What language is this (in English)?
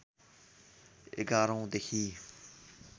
Nepali